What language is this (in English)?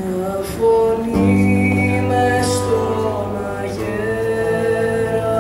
Greek